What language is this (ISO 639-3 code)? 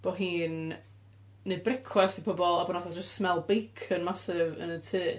cym